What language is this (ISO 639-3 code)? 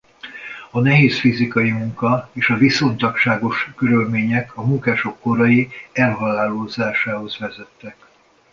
hun